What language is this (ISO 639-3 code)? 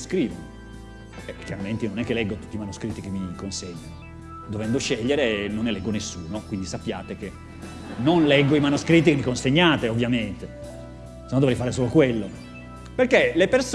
ita